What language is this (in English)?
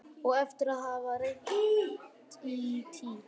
Icelandic